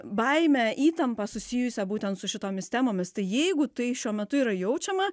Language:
Lithuanian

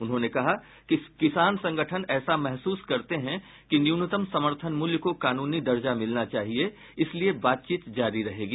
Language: Hindi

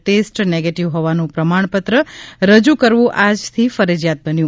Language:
Gujarati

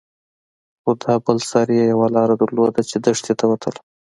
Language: Pashto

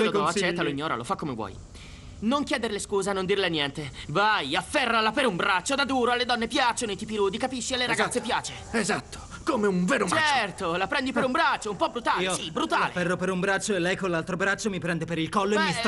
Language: Italian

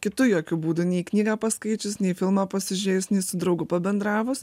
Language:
Lithuanian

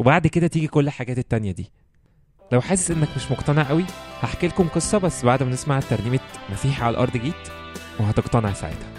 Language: Arabic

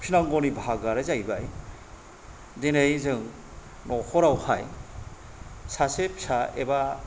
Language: Bodo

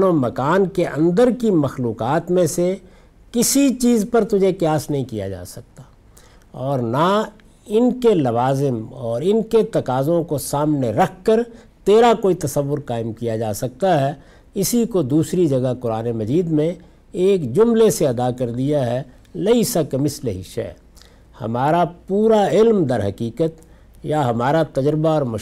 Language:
Urdu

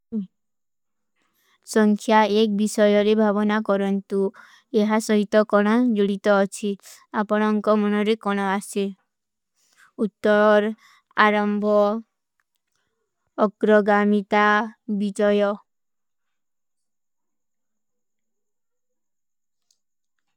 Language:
Kui (India)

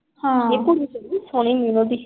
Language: Punjabi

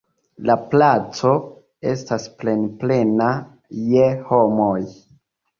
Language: Esperanto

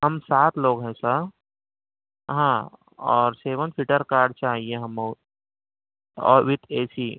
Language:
Urdu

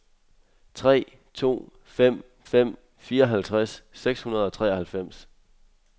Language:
Danish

